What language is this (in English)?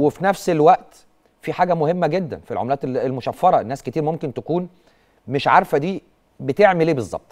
Arabic